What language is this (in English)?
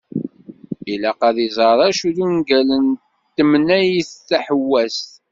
Kabyle